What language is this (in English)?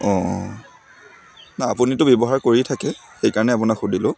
Assamese